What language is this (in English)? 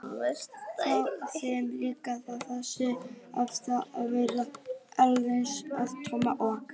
Icelandic